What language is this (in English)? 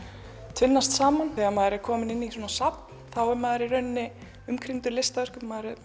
Icelandic